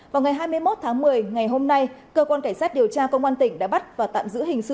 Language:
Vietnamese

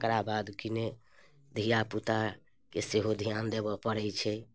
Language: Maithili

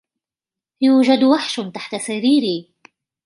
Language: Arabic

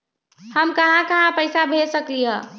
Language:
Magahi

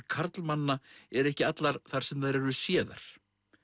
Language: Icelandic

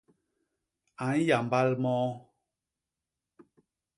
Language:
Basaa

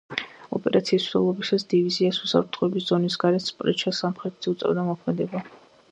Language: Georgian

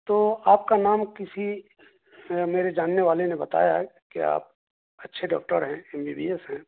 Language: Urdu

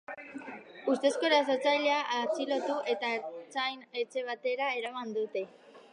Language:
Basque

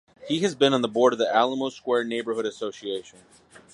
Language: English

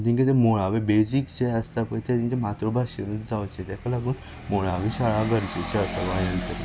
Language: Konkani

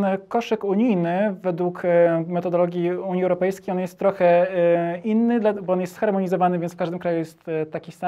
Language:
Polish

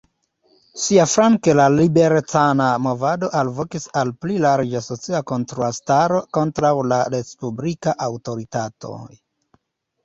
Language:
Esperanto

